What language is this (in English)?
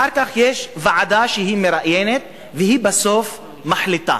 Hebrew